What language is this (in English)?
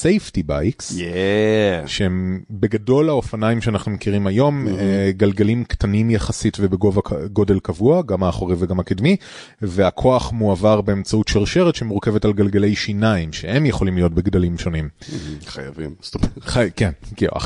Hebrew